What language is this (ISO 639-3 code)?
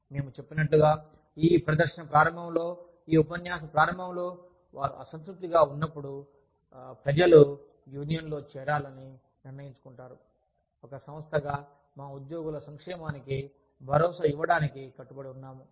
tel